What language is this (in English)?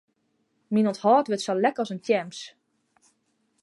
Western Frisian